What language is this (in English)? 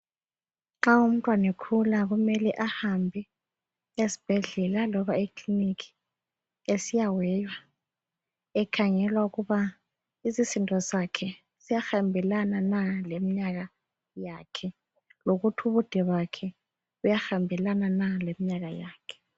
North Ndebele